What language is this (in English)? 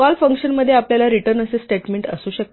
Marathi